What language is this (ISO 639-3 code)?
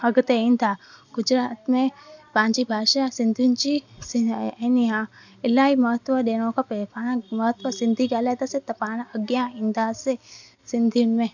snd